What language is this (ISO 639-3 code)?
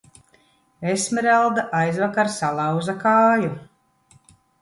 lav